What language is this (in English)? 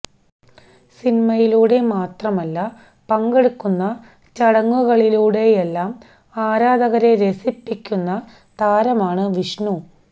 Malayalam